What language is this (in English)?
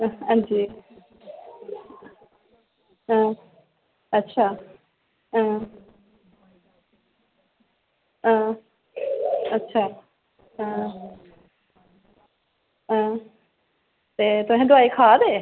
Dogri